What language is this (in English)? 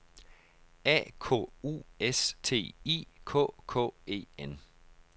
Danish